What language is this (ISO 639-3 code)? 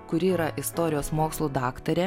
lit